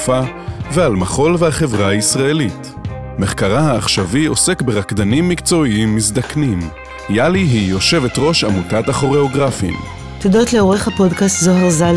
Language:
Hebrew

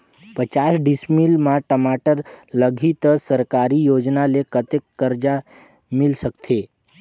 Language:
Chhattisgarhi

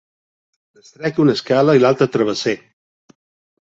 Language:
Catalan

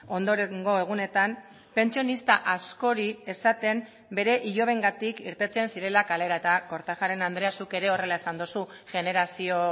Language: Basque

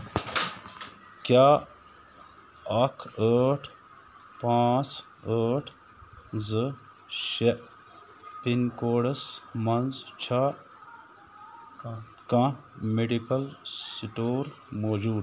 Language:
Kashmiri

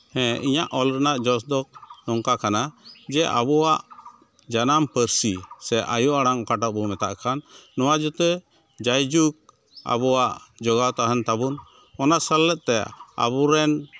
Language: Santali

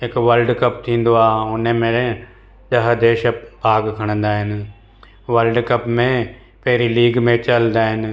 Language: Sindhi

